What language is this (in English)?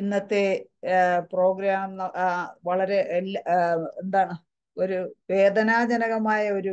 Malayalam